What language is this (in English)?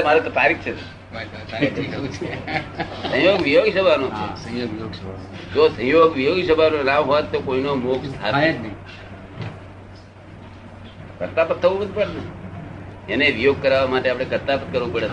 Gujarati